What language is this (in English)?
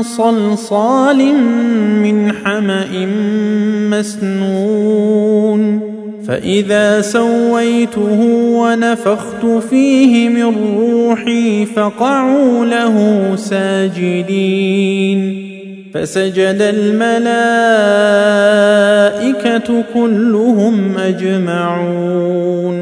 Arabic